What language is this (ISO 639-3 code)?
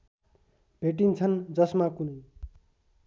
nep